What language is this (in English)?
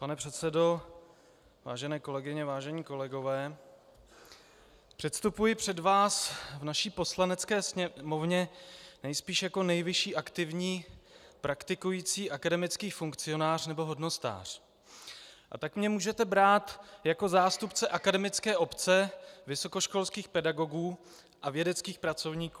Czech